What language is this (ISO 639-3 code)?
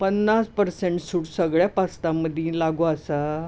kok